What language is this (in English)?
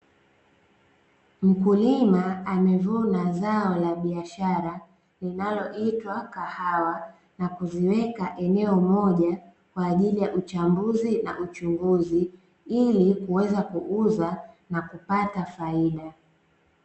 Swahili